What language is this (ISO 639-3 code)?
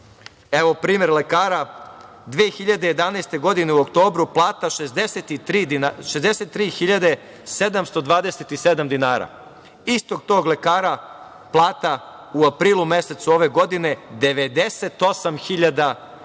srp